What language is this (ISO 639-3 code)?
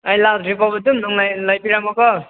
mni